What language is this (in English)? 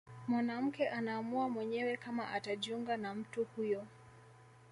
Swahili